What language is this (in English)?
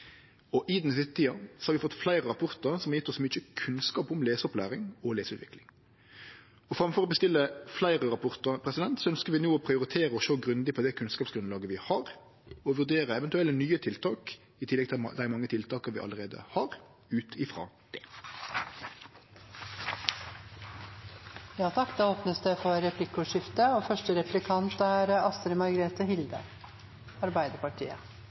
Norwegian